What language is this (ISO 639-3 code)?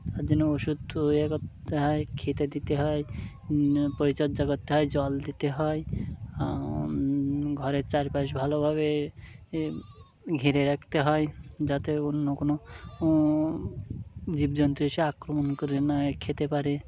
ben